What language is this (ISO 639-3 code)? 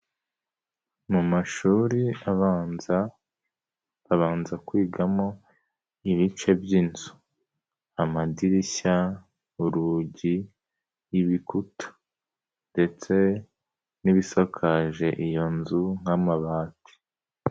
kin